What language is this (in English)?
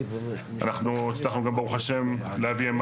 Hebrew